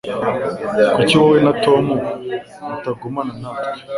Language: Kinyarwanda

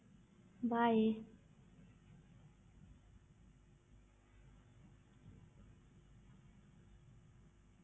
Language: Punjabi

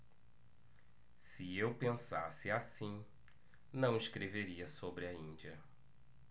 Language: Portuguese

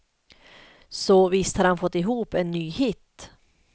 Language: Swedish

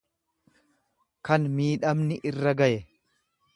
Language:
Oromo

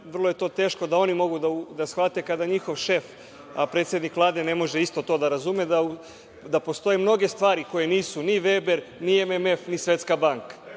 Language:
Serbian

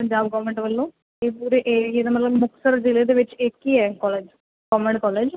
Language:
Punjabi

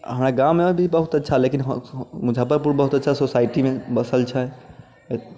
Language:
Maithili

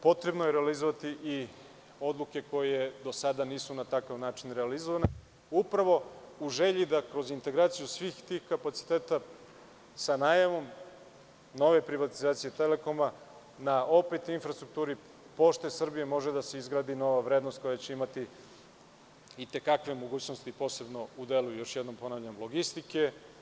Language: Serbian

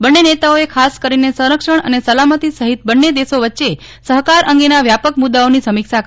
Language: Gujarati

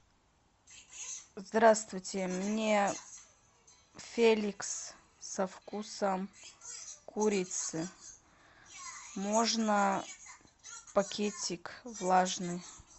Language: Russian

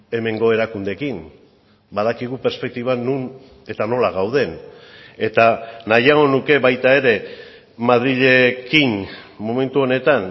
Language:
Basque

